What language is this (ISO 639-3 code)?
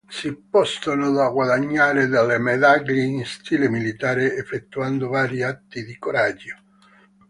ita